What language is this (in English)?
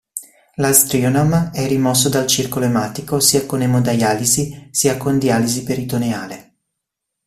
Italian